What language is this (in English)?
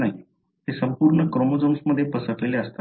Marathi